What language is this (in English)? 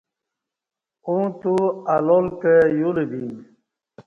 Kati